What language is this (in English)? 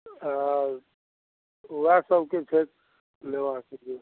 Maithili